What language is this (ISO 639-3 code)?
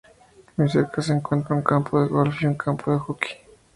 spa